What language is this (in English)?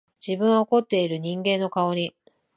Japanese